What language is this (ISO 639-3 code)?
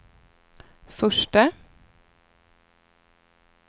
swe